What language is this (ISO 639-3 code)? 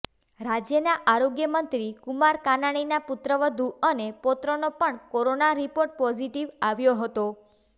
guj